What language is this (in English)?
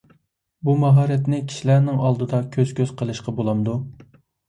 Uyghur